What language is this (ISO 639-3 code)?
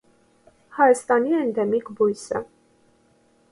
hye